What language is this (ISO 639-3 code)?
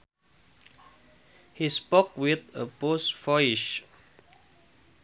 sun